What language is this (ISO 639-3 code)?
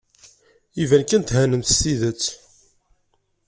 kab